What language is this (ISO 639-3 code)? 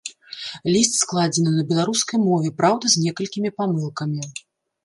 bel